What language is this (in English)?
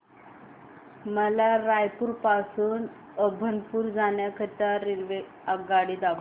Marathi